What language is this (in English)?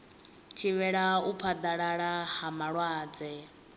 Venda